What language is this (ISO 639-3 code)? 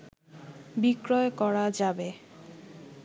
ben